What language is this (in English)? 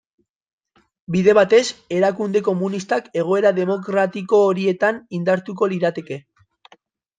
Basque